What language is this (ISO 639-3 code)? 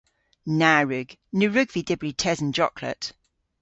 cor